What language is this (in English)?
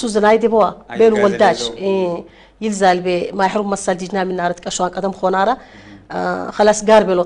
Arabic